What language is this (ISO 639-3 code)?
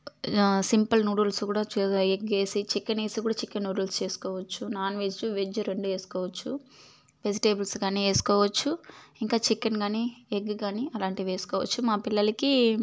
tel